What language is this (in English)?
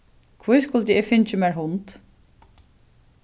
Faroese